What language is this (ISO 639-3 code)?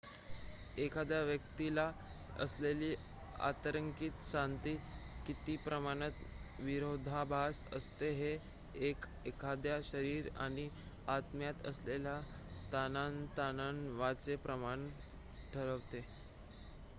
mar